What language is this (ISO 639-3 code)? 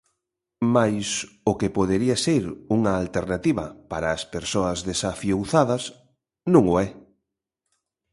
glg